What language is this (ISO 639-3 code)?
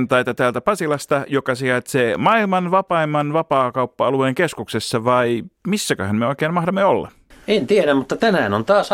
fin